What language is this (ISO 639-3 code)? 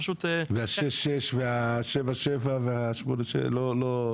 heb